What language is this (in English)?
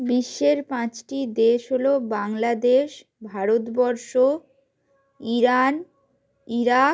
Bangla